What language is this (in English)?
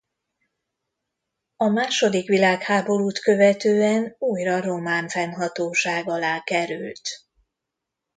Hungarian